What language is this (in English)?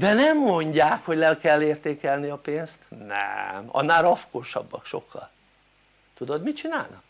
Hungarian